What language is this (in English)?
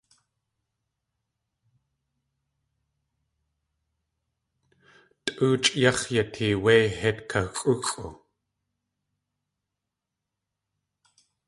Tlingit